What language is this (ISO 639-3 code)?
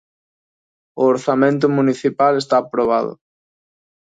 glg